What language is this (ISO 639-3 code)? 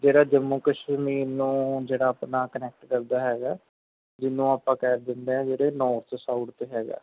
pan